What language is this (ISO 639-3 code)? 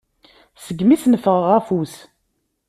kab